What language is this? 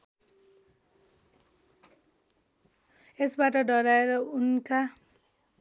Nepali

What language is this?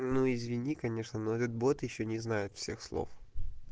Russian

